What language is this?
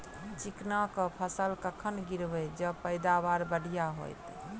Maithili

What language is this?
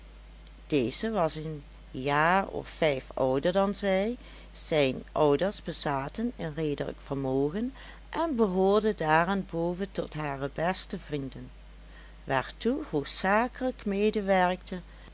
Dutch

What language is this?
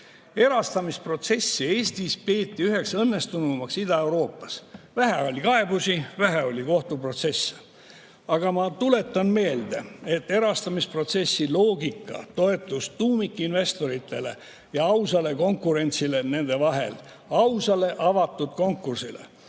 Estonian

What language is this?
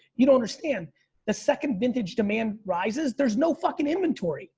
English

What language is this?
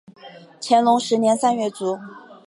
Chinese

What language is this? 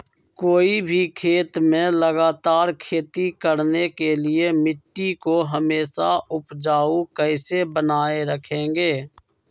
Magahi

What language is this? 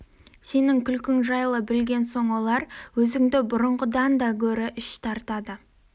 Kazakh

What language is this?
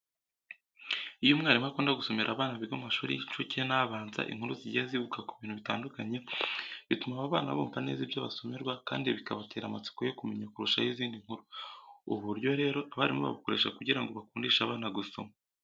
Kinyarwanda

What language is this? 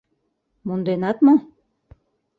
Mari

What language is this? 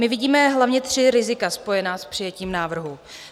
Czech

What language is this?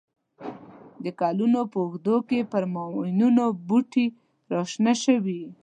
Pashto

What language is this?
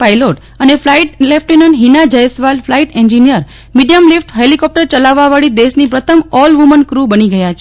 Gujarati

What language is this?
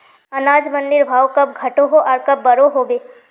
Magahi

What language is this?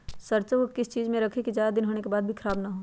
Magahi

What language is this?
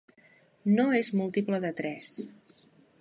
Catalan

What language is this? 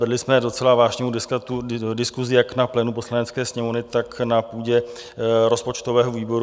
Czech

